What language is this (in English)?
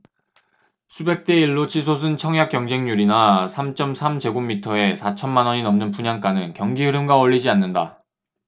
Korean